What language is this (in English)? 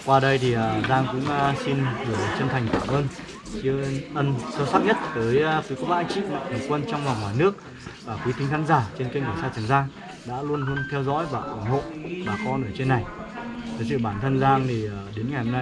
Vietnamese